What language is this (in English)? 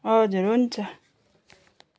Nepali